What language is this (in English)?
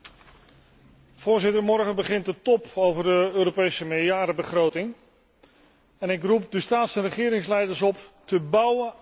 Dutch